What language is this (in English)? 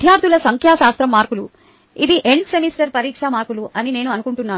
Telugu